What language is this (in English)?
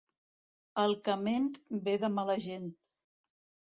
Catalan